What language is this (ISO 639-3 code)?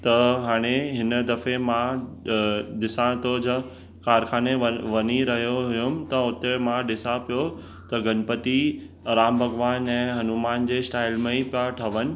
snd